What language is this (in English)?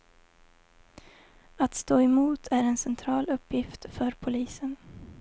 Swedish